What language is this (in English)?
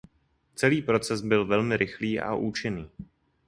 Czech